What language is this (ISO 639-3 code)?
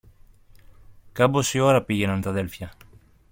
ell